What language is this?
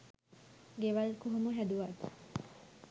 Sinhala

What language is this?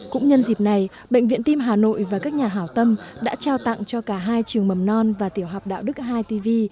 Vietnamese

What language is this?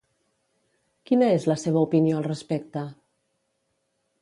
Catalan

